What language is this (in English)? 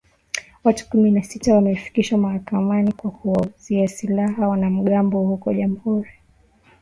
Swahili